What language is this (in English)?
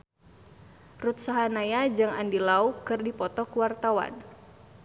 Sundanese